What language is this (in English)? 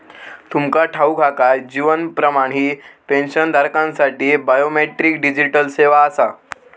Marathi